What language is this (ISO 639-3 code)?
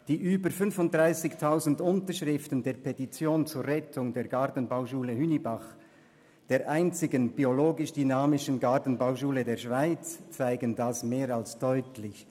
gsw